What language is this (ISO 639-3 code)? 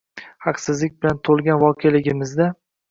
uzb